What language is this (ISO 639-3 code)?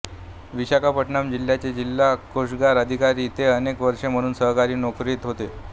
mar